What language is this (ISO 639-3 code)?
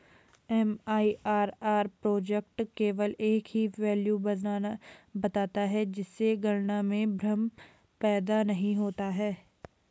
hin